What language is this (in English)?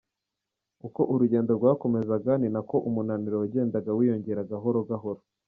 Kinyarwanda